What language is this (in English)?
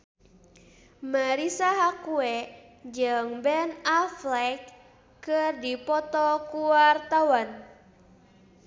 Sundanese